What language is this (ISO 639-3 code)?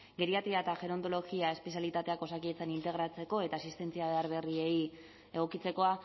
eus